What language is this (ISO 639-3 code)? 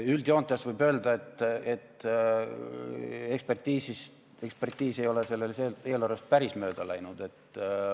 est